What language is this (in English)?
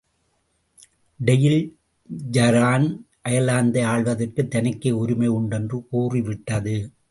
Tamil